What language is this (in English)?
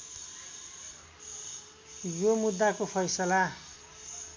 Nepali